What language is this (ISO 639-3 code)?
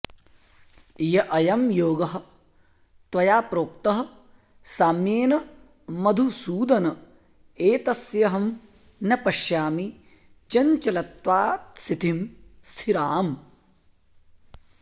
san